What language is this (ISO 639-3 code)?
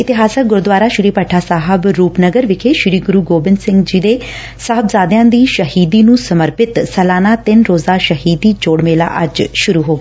pan